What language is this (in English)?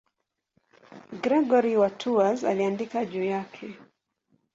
Swahili